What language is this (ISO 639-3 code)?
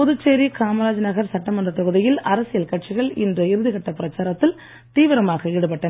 tam